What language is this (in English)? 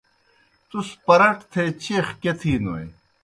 Kohistani Shina